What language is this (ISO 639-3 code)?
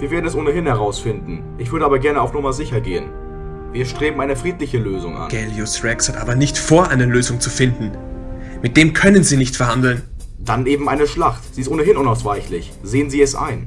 deu